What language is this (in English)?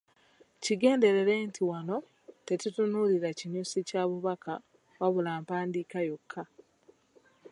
Ganda